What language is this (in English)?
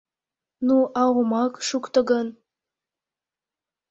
Mari